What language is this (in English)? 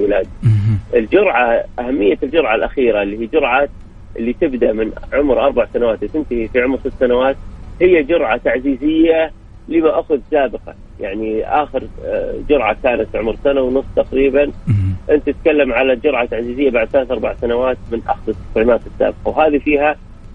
Arabic